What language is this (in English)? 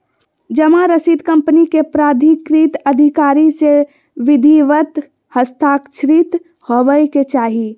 Magahi